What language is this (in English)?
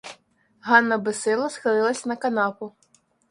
Ukrainian